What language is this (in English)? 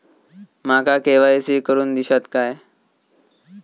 Marathi